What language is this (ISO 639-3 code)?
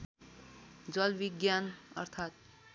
nep